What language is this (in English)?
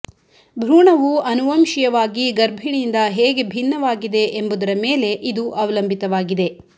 Kannada